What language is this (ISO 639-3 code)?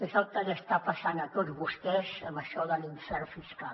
cat